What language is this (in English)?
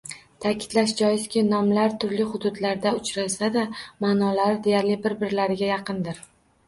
Uzbek